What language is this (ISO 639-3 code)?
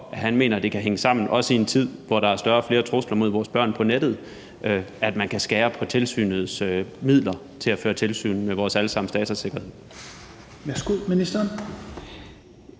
dan